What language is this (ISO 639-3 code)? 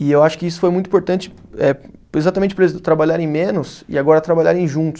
por